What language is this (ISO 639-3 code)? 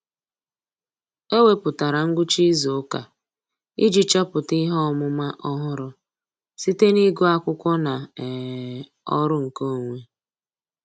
ibo